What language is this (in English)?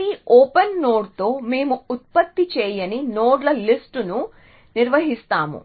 Telugu